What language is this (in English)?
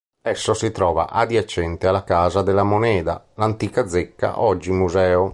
Italian